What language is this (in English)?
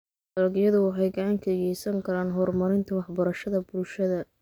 Somali